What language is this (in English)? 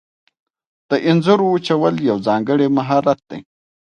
Pashto